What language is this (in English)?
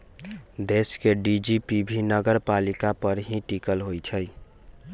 Magahi